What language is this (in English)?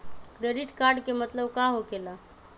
Magahi